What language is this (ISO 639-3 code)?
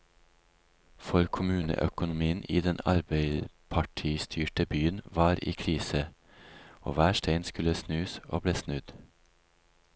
nor